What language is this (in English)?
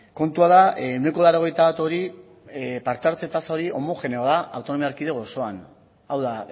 Basque